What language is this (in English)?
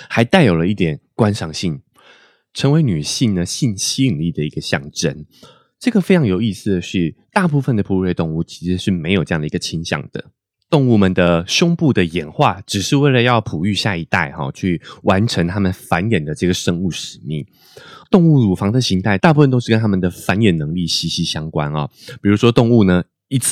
Chinese